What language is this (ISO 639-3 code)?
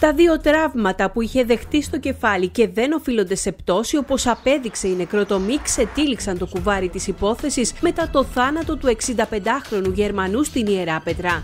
ell